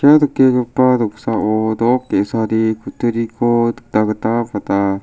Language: Garo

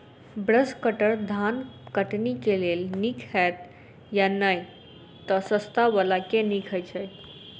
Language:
Maithili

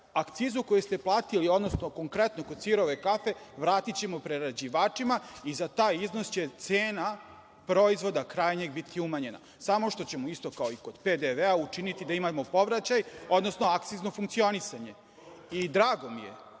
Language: Serbian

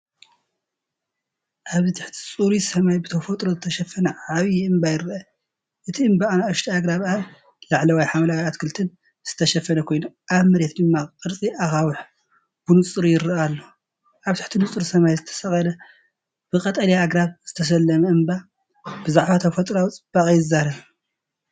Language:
Tigrinya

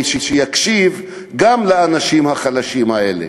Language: Hebrew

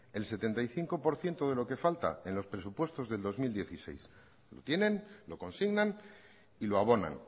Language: Spanish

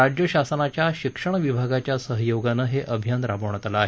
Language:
Marathi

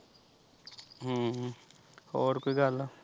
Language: Punjabi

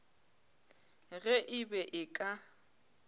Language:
Northern Sotho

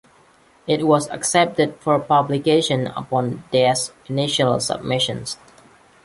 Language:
English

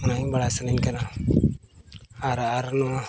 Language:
Santali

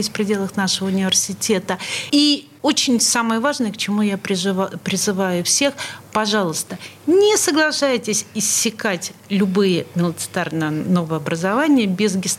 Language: Russian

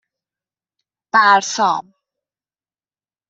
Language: Persian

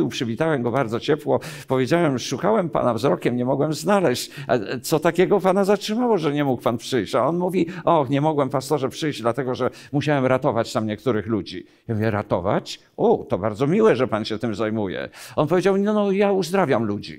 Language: Polish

